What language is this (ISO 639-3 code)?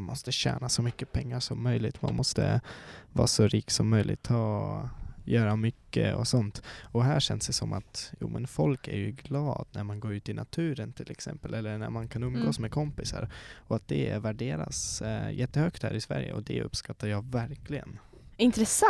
swe